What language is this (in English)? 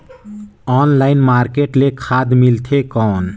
Chhattisgarhi